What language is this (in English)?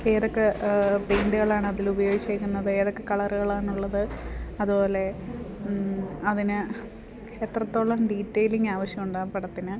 Malayalam